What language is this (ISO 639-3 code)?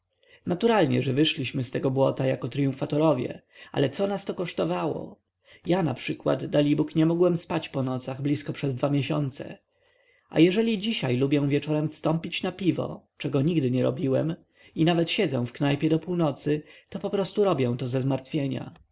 pol